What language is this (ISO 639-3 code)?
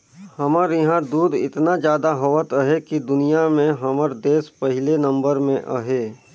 hne